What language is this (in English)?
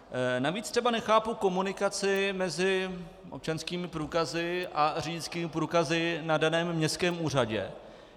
Czech